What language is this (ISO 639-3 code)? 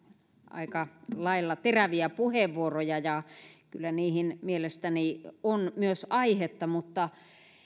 fin